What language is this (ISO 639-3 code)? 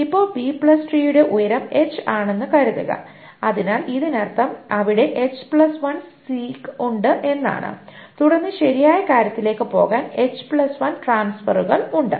mal